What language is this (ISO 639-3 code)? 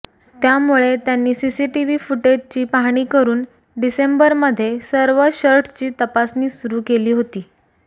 mar